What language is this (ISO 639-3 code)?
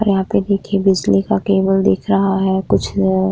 hin